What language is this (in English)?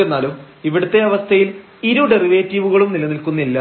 Malayalam